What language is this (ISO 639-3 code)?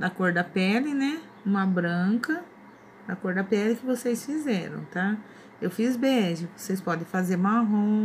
por